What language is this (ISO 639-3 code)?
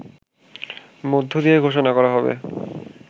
ben